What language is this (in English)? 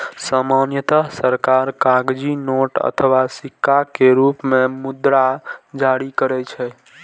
Maithili